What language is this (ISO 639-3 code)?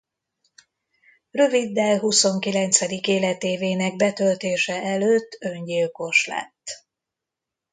hun